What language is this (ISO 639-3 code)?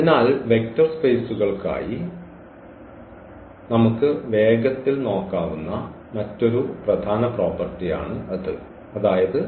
mal